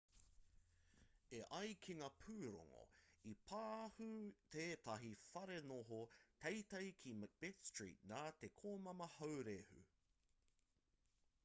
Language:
Māori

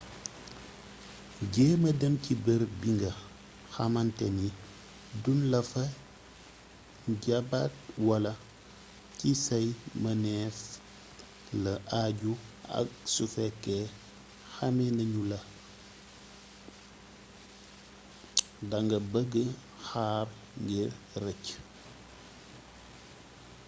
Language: Wolof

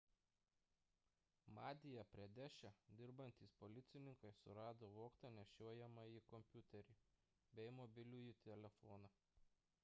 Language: Lithuanian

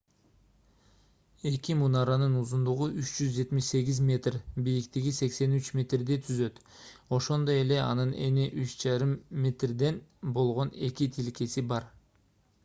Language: Kyrgyz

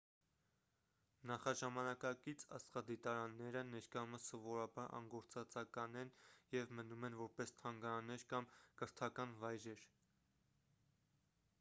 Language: Armenian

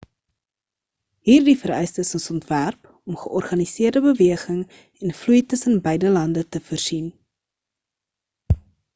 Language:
Afrikaans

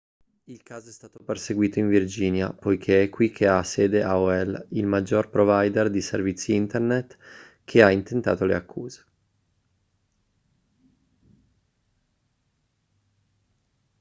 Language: Italian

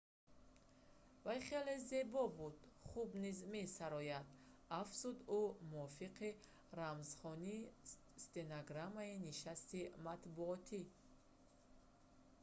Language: Tajik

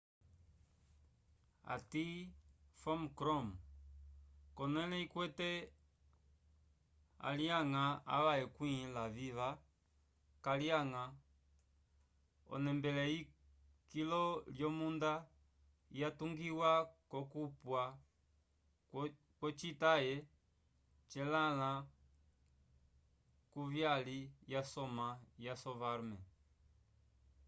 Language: Umbundu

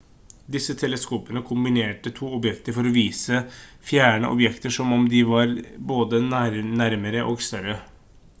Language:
Norwegian Bokmål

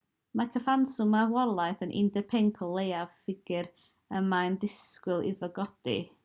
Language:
Welsh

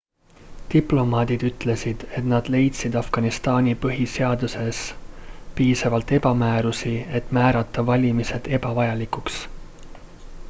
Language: Estonian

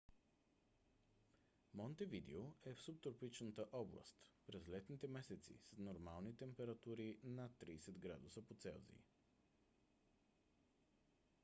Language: Bulgarian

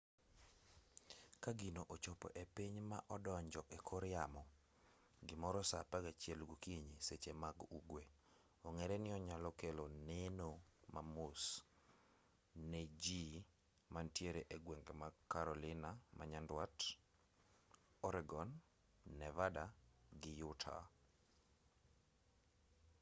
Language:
Luo (Kenya and Tanzania)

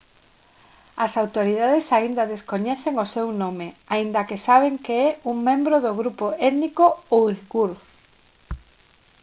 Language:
Galician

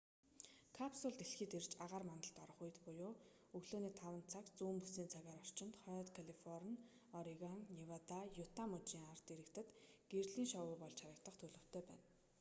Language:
Mongolian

